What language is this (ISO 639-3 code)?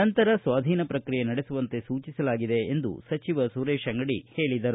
kan